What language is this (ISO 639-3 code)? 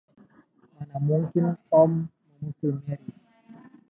ind